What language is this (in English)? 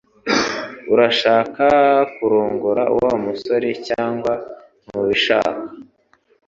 Kinyarwanda